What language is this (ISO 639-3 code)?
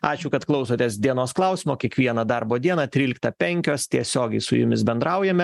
lit